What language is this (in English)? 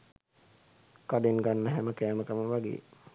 Sinhala